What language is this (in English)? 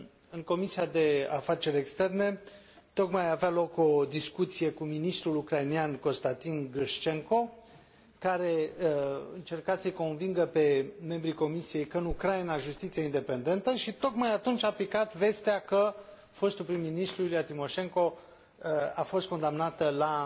Romanian